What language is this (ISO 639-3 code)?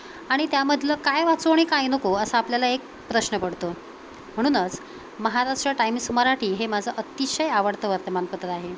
mar